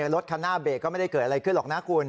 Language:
Thai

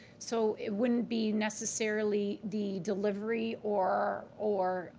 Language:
English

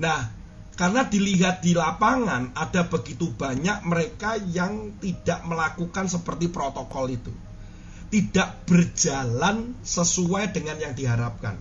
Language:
Indonesian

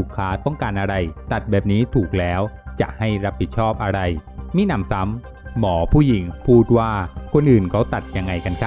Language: Thai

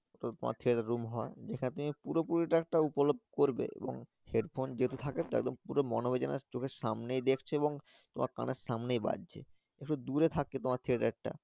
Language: Bangla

